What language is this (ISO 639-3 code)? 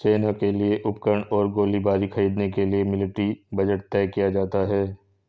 hin